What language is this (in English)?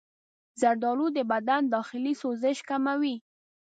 Pashto